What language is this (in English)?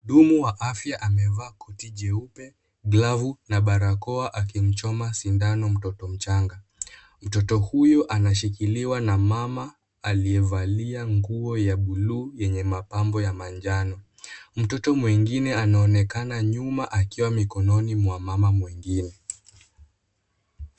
Swahili